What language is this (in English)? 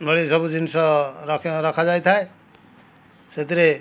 Odia